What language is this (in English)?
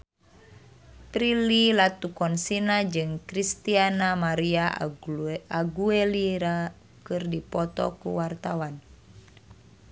Sundanese